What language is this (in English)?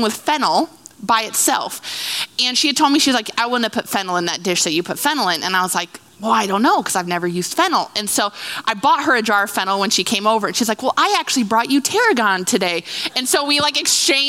English